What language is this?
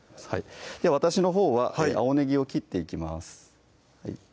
Japanese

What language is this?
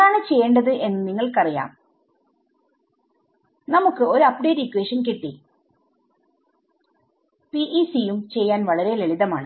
Malayalam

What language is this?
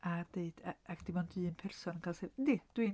Welsh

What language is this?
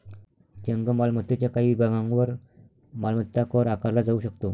Marathi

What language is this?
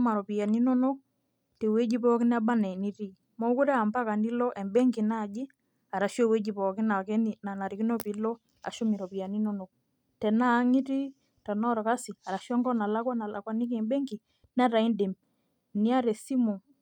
Masai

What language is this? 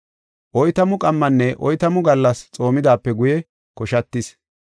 Gofa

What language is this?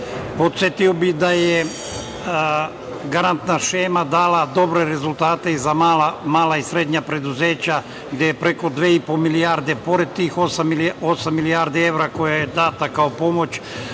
Serbian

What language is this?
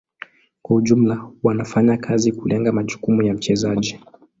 Swahili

